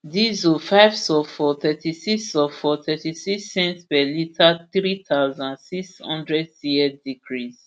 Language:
Nigerian Pidgin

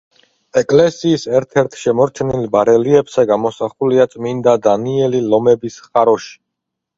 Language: Georgian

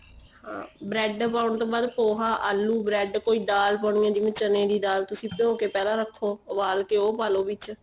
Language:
Punjabi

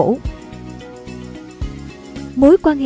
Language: Vietnamese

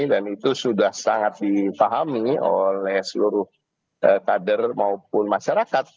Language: Indonesian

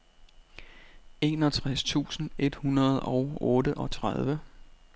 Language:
Danish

